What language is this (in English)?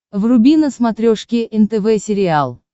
Russian